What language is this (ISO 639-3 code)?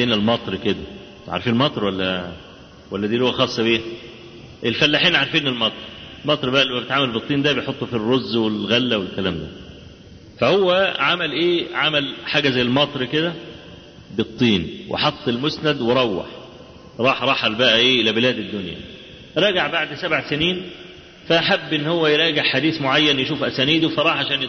ara